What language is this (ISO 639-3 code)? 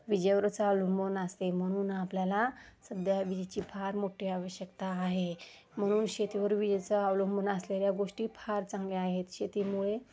mar